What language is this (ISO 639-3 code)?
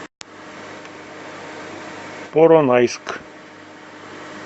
rus